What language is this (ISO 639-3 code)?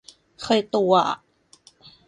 tha